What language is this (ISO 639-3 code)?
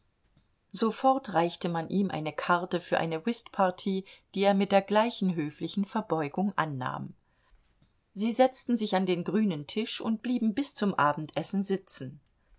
deu